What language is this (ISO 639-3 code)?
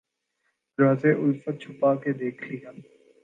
urd